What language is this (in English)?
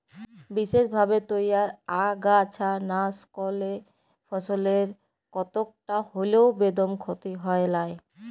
Bangla